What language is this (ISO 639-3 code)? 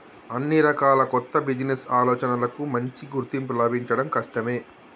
tel